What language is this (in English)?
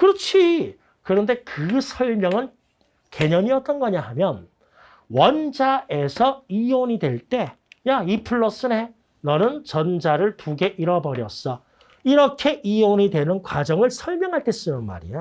Korean